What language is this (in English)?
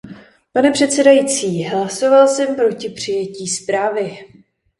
Czech